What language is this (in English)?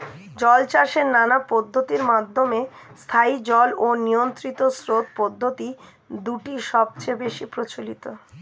Bangla